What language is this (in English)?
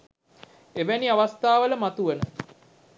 Sinhala